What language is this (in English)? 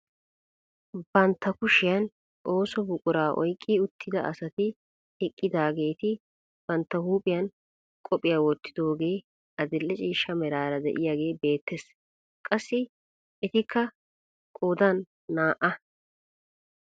Wolaytta